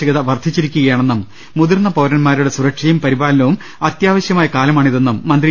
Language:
Malayalam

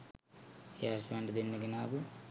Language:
Sinhala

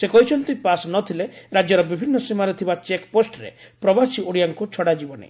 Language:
Odia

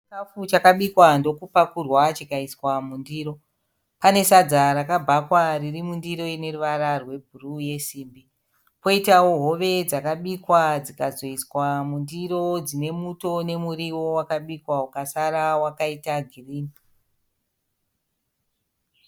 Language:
Shona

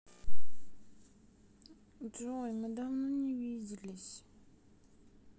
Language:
Russian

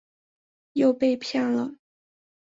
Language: Chinese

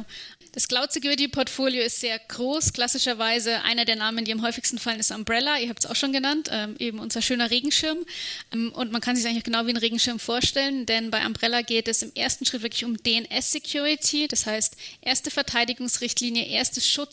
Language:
German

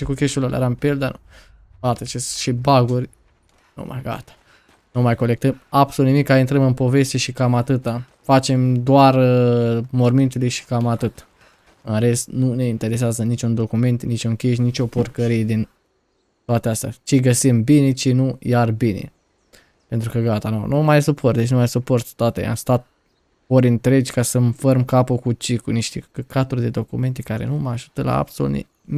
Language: Romanian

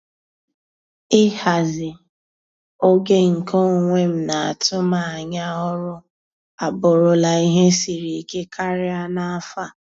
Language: Igbo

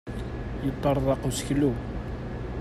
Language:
Kabyle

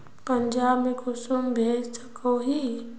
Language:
Magahi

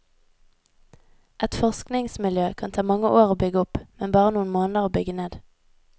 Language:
Norwegian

